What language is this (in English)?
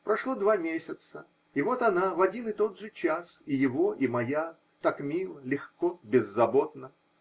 Russian